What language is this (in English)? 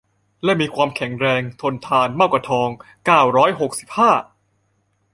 Thai